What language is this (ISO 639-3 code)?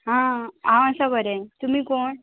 kok